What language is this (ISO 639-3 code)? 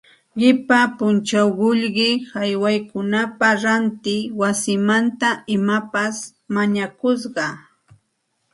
qxt